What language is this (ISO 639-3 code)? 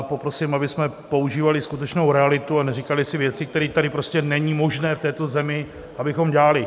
ces